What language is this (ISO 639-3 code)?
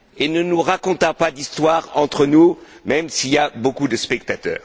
fra